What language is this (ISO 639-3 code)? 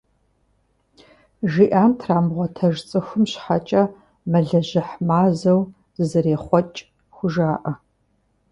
kbd